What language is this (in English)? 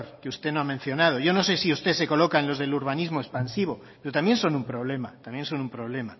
Spanish